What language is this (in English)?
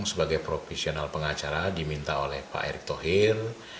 Indonesian